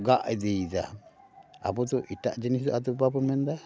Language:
Santali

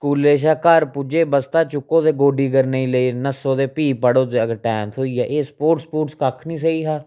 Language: Dogri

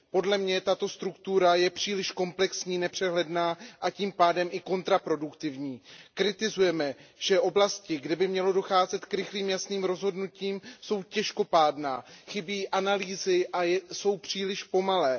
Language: Czech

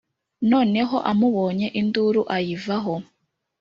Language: Kinyarwanda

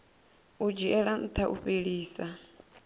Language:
Venda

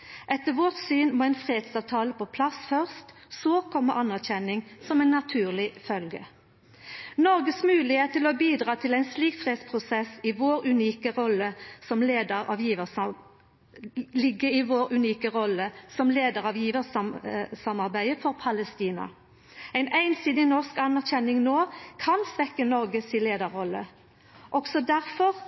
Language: Norwegian Nynorsk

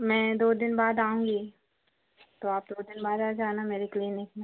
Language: Hindi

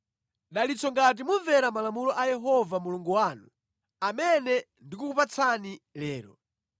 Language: Nyanja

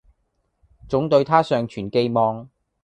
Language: Cantonese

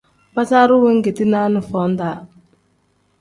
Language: Tem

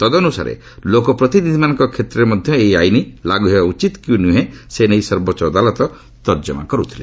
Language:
Odia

